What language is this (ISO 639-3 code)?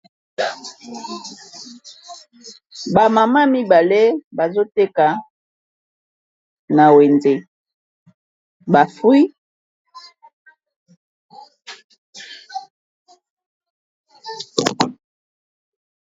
lin